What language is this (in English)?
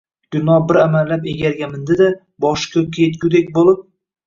Uzbek